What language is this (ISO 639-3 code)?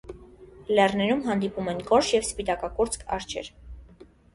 hye